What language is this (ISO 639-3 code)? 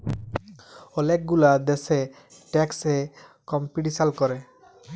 ben